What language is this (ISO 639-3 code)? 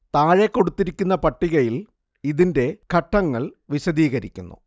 mal